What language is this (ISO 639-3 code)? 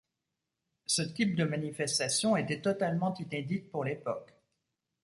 fra